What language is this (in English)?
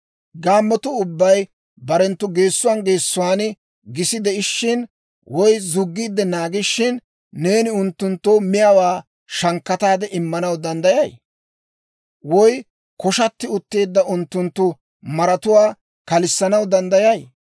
Dawro